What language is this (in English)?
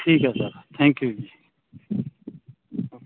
Punjabi